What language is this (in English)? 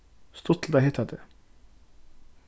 Faroese